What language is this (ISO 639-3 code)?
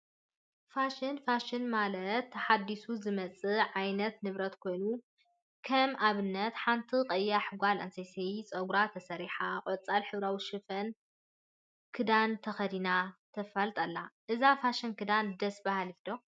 tir